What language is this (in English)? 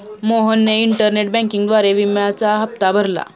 Marathi